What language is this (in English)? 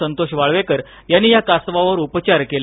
Marathi